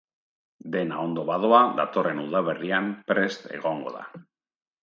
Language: Basque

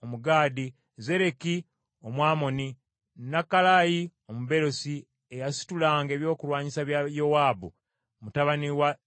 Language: Ganda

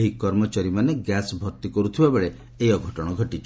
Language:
Odia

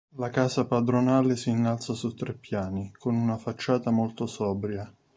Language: Italian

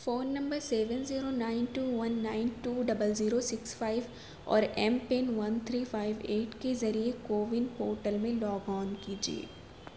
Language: Urdu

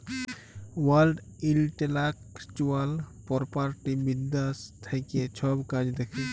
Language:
Bangla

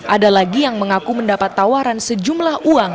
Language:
Indonesian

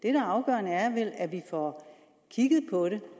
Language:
Danish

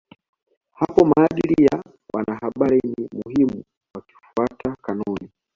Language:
Swahili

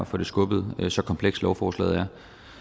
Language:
Danish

